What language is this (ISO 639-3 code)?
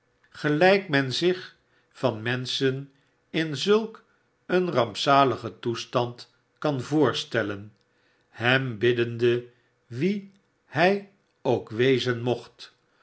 nld